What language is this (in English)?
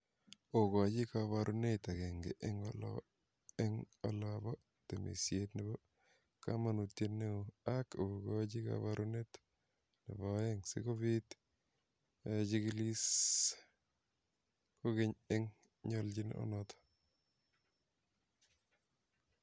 Kalenjin